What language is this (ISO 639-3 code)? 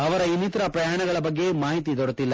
kan